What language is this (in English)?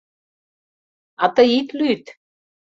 Mari